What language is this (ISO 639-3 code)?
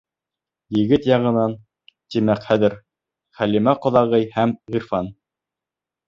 bak